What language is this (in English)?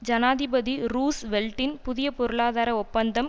Tamil